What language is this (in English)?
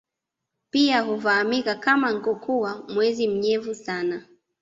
Swahili